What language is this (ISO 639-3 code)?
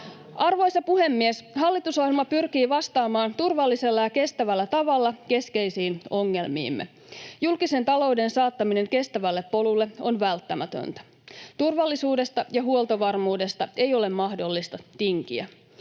fin